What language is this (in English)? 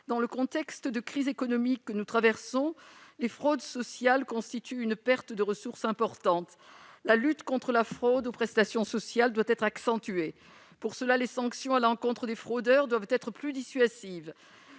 French